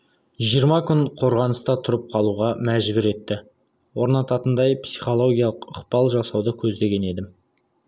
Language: Kazakh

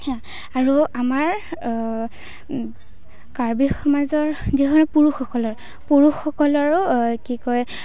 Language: Assamese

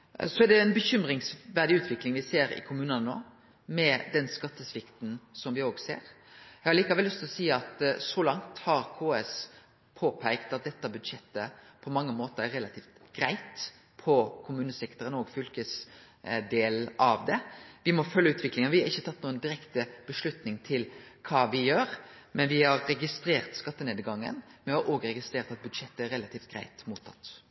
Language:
Norwegian Nynorsk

